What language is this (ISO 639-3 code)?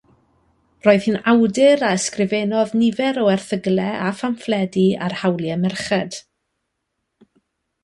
cym